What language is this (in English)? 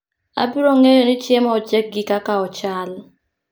Luo (Kenya and Tanzania)